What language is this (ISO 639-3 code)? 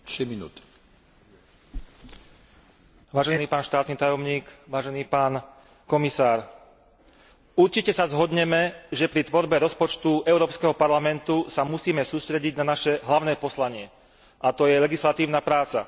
slk